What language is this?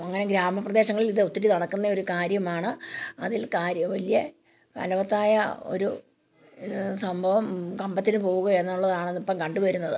Malayalam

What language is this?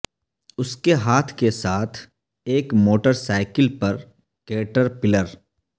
Urdu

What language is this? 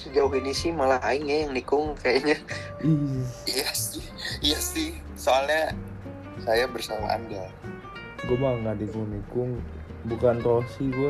Indonesian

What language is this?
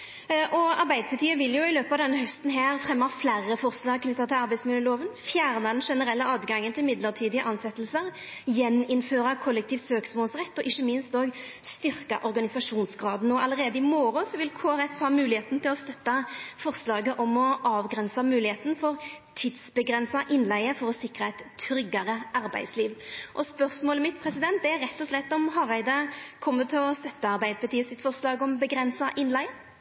Norwegian Nynorsk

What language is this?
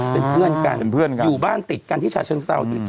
Thai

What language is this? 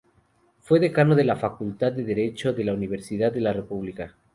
Spanish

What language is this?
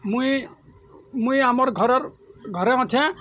Odia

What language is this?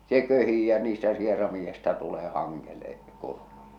Finnish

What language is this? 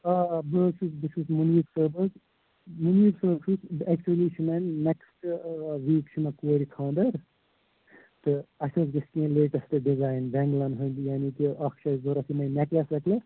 Kashmiri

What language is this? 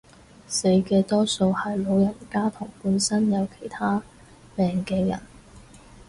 Cantonese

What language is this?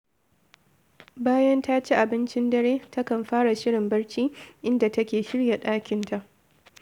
Hausa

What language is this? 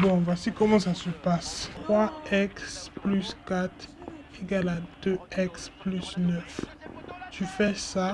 French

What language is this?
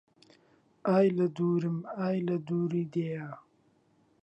Central Kurdish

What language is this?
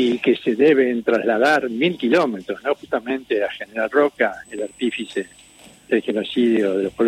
Spanish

